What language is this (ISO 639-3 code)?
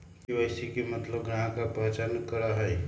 mag